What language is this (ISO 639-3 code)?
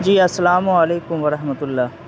urd